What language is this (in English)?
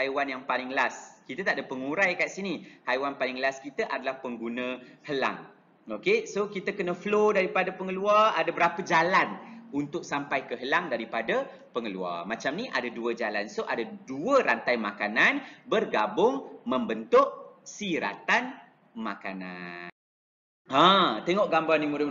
Malay